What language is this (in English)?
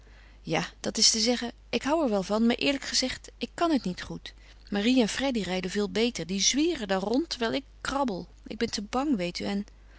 Dutch